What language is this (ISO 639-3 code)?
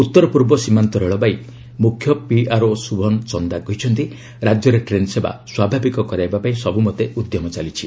ori